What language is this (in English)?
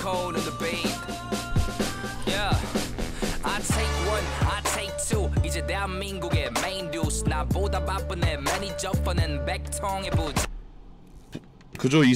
Korean